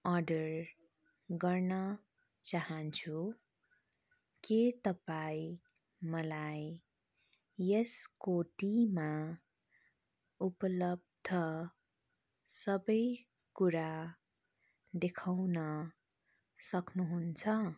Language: Nepali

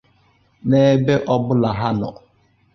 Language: Igbo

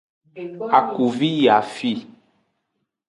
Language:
Aja (Benin)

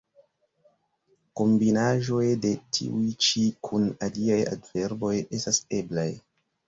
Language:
Esperanto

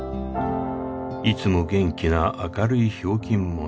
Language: Japanese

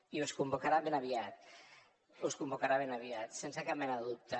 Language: Catalan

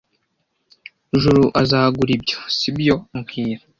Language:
Kinyarwanda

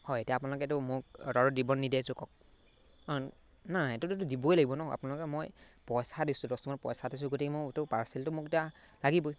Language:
Assamese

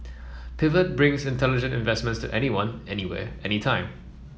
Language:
English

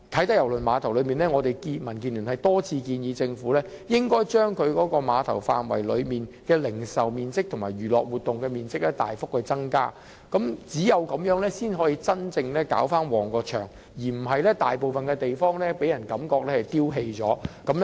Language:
Cantonese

